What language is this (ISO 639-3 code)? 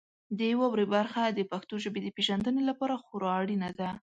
pus